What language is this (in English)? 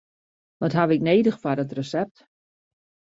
Western Frisian